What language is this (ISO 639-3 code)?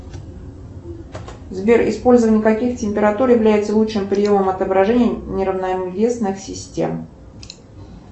rus